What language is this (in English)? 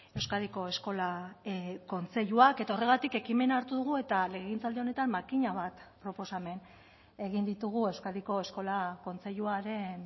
Basque